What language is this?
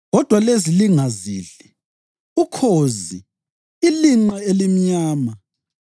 North Ndebele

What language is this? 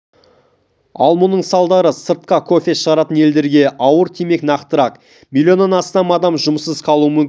Kazakh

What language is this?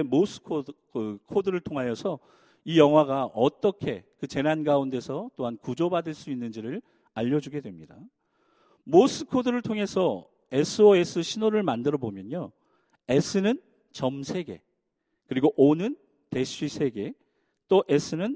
Korean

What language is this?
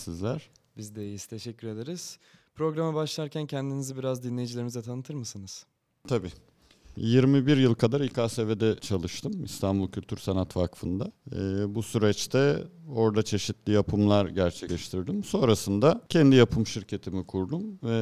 Turkish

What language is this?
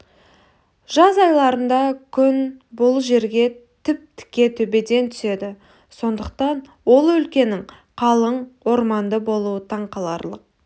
Kazakh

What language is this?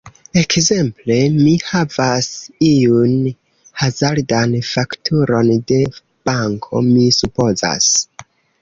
Esperanto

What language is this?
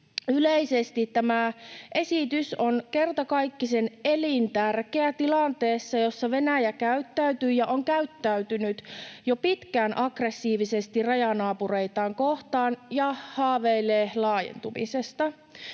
Finnish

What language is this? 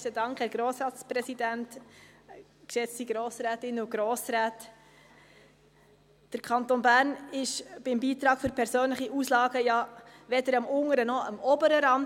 Swiss German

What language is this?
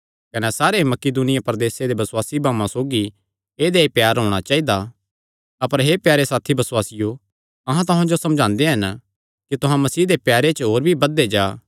Kangri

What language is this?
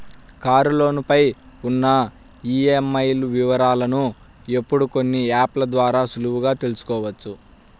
Telugu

